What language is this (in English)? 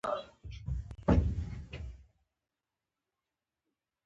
Pashto